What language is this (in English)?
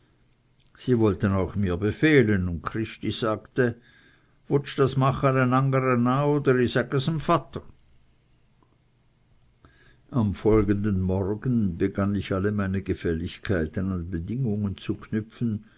German